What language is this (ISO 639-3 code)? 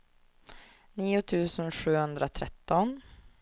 swe